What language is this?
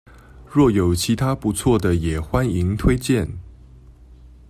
Chinese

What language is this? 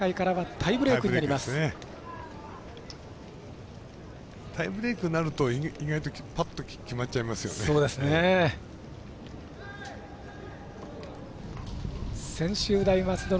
Japanese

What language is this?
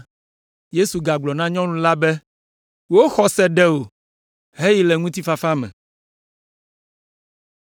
Ewe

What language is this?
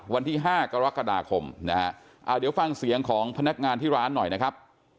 Thai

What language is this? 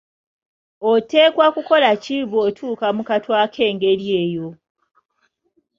Ganda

